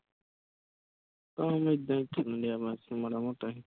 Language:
Punjabi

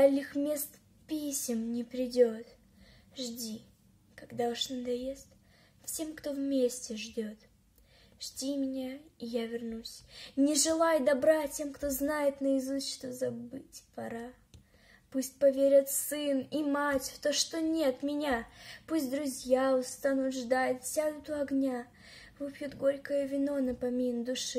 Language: Russian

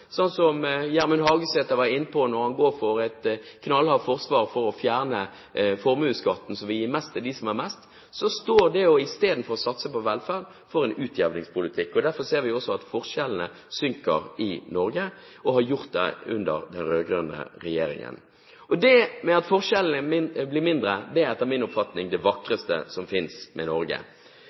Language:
Norwegian Bokmål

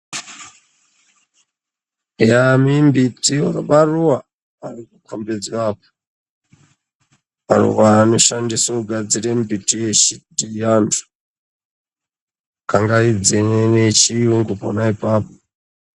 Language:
Ndau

